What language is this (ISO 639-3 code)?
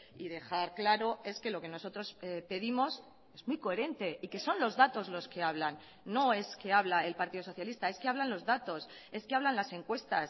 spa